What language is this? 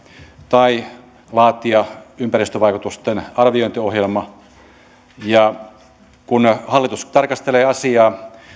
Finnish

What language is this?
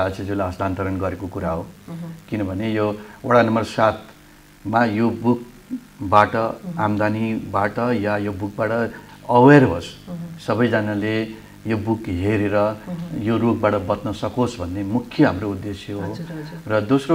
Indonesian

